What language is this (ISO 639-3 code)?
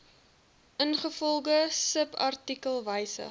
afr